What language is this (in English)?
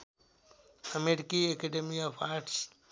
Nepali